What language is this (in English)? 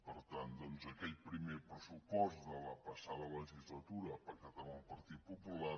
Catalan